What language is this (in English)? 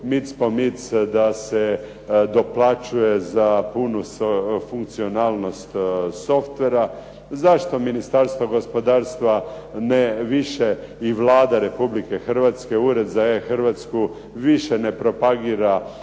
Croatian